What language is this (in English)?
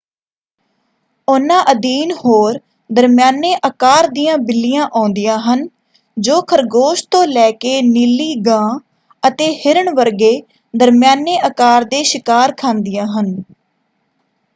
Punjabi